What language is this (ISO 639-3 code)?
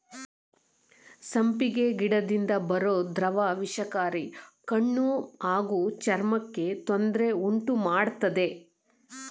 kan